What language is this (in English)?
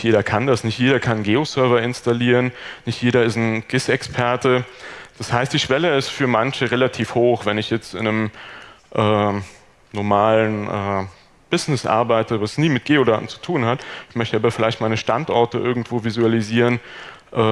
German